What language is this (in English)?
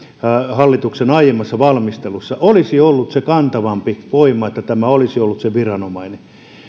Finnish